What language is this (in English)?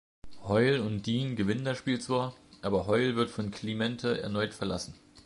German